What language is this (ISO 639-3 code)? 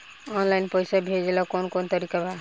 bho